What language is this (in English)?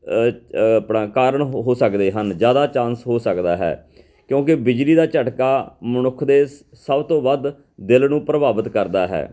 Punjabi